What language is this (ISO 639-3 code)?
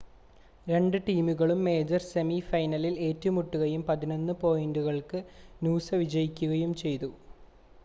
mal